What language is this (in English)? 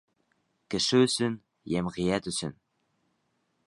Bashkir